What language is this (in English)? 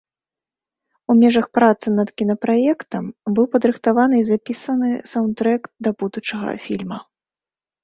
Belarusian